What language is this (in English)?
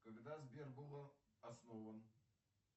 Russian